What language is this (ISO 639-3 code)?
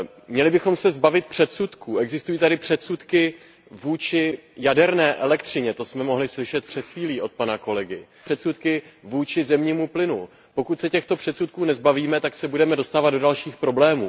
ces